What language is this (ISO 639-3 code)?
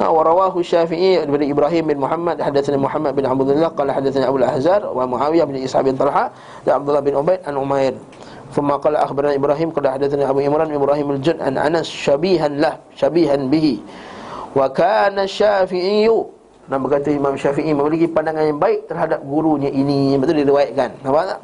msa